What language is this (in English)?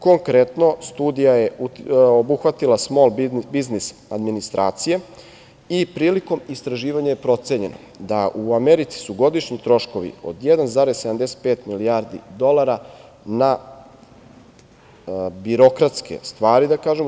Serbian